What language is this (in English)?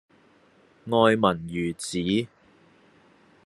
Cantonese